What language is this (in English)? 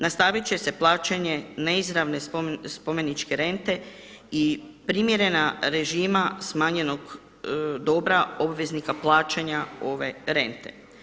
Croatian